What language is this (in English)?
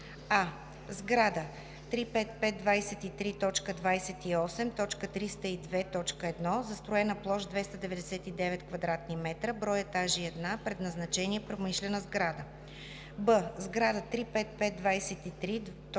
Bulgarian